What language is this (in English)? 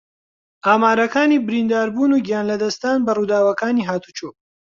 Central Kurdish